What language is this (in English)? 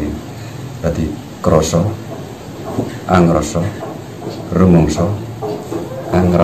Indonesian